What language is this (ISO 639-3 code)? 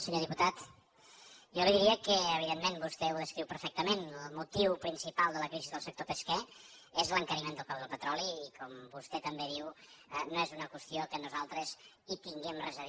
cat